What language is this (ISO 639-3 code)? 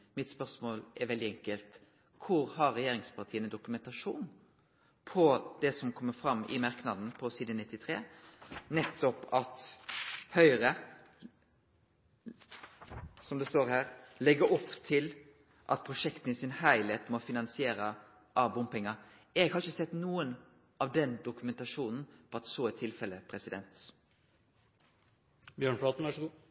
nno